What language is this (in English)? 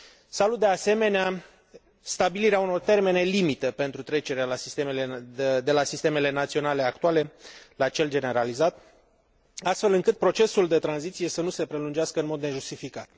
Romanian